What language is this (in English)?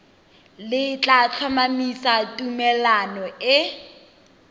Tswana